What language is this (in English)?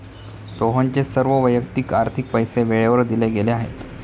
Marathi